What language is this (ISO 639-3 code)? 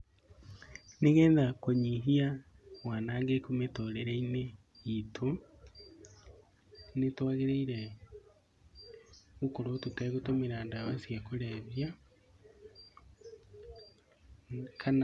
kik